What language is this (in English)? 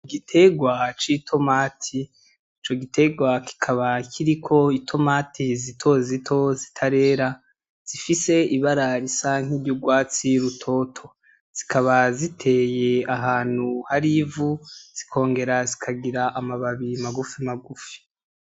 Rundi